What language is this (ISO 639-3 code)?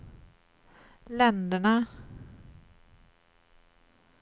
swe